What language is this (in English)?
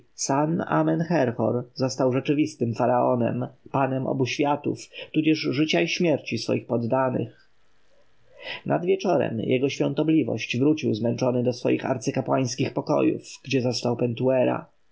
Polish